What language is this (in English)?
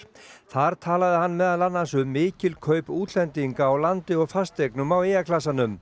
Icelandic